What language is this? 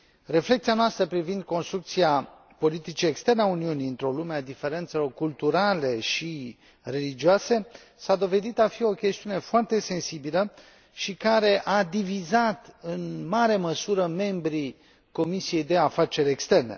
Romanian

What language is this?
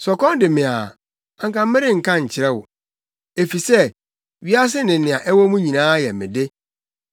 Akan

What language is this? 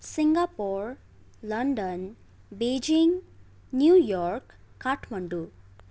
Nepali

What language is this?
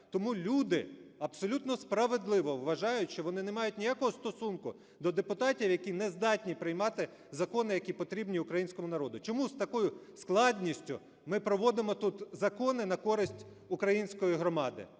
Ukrainian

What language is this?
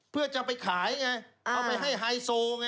Thai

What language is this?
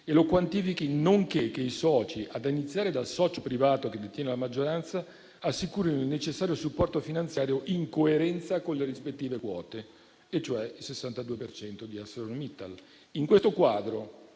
Italian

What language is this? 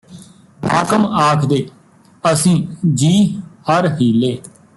Punjabi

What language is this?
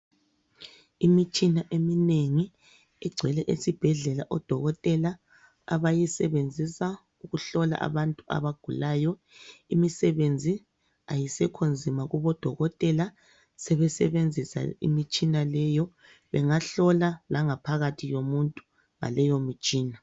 North Ndebele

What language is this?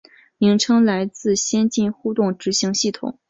Chinese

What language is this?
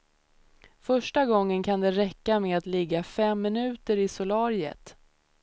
Swedish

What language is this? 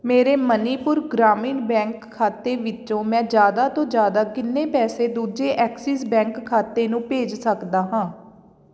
Punjabi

